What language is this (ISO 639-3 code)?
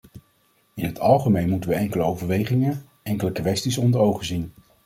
nld